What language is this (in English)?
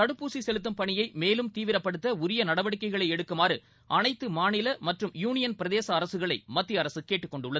Tamil